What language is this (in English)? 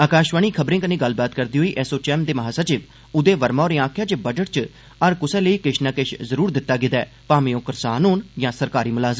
Dogri